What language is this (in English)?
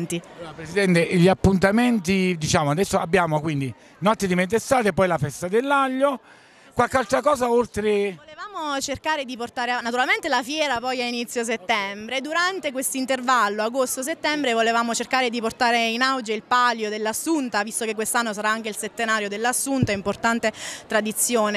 Italian